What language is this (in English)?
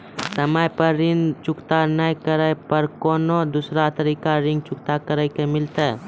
Maithili